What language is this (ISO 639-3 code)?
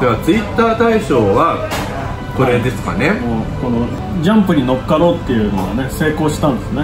jpn